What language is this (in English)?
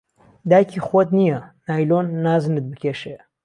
Central Kurdish